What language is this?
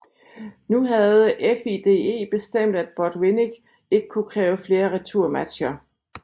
Danish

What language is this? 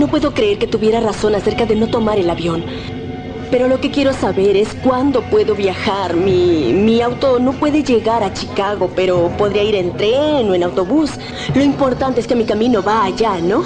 Spanish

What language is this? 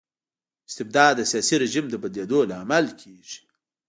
Pashto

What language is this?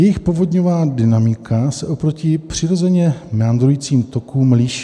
Czech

